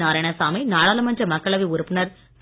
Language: Tamil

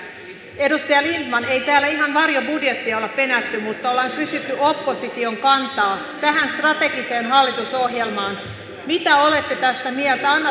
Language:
Finnish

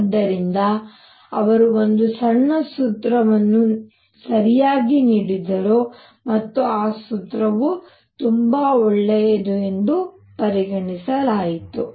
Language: Kannada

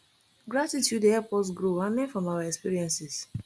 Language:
Nigerian Pidgin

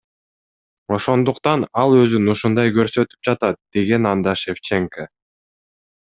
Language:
Kyrgyz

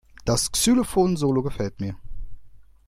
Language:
German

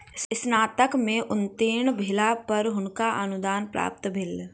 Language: Maithili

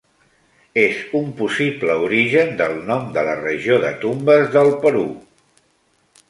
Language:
Catalan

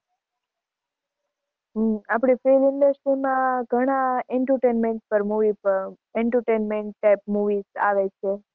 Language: Gujarati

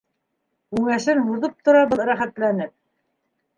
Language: Bashkir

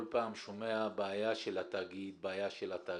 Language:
Hebrew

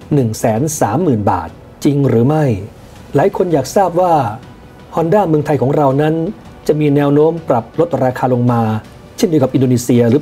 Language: Thai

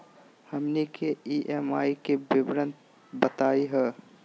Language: Magahi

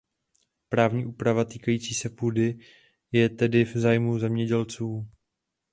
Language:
Czech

